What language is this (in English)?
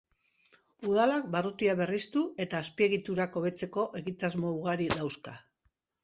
Basque